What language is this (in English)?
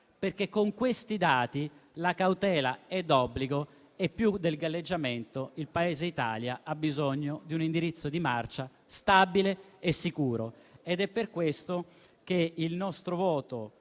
Italian